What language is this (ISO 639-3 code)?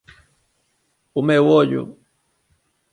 glg